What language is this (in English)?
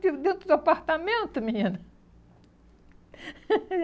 Portuguese